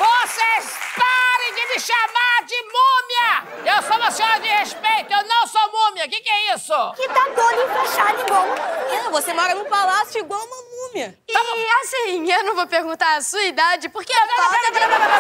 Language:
Portuguese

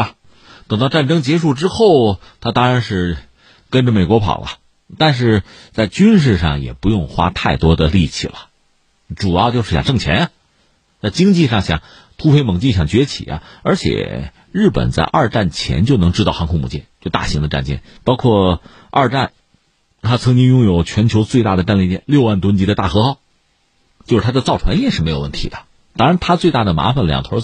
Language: Chinese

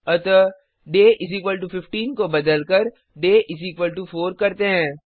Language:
Hindi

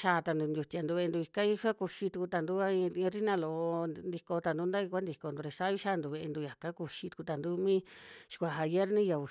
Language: Western Juxtlahuaca Mixtec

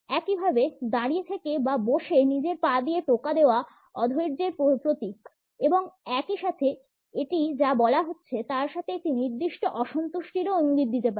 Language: Bangla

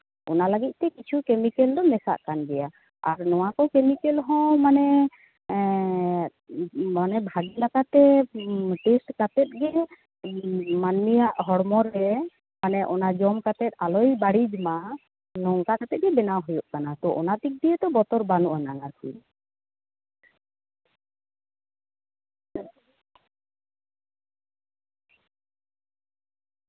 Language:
Santali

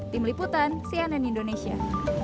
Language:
Indonesian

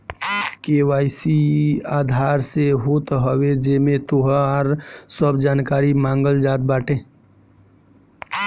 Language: Bhojpuri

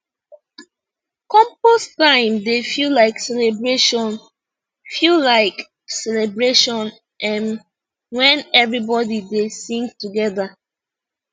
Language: Nigerian Pidgin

